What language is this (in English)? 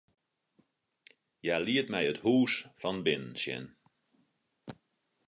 Western Frisian